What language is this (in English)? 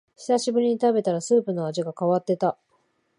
Japanese